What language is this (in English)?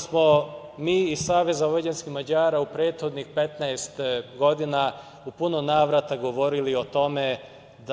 Serbian